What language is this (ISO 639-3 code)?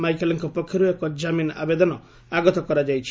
ori